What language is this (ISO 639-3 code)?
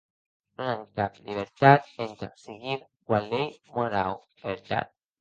oci